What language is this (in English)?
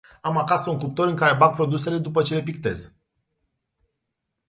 Romanian